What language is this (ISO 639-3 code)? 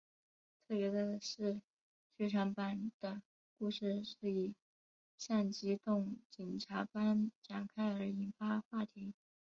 zho